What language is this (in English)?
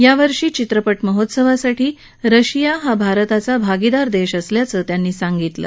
Marathi